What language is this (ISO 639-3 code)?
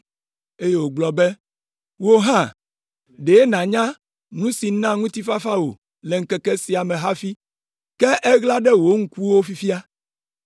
ewe